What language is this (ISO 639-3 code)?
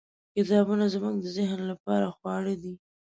pus